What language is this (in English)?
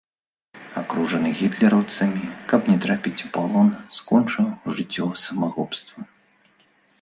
Belarusian